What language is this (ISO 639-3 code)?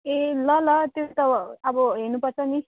nep